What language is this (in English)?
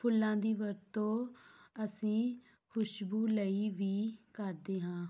Punjabi